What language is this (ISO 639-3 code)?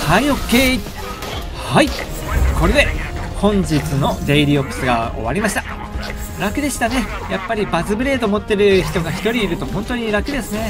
jpn